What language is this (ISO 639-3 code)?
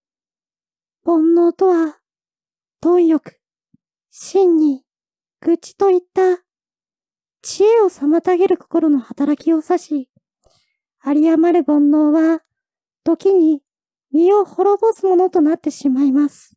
jpn